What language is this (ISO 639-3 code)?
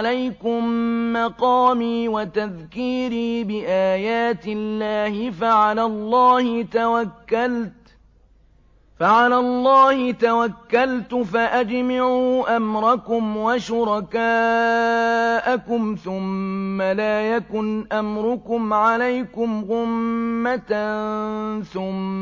ara